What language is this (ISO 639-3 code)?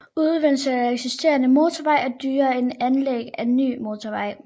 dan